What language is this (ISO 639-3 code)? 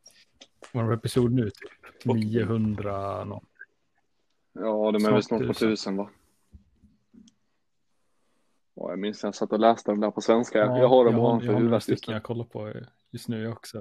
swe